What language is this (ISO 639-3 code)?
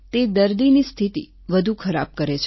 guj